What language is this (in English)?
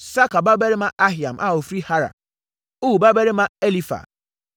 Akan